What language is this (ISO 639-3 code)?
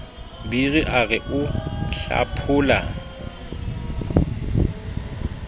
sot